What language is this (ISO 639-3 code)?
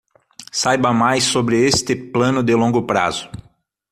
por